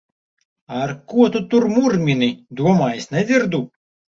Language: Latvian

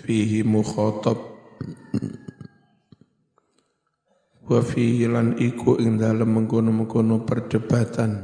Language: Indonesian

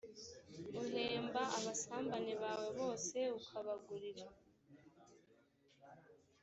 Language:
Kinyarwanda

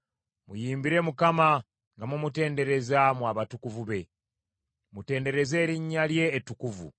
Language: Ganda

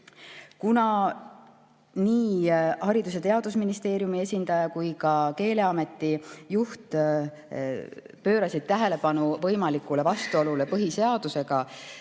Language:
Estonian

